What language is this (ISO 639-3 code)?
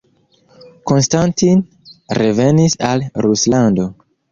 epo